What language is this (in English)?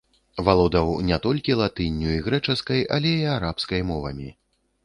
Belarusian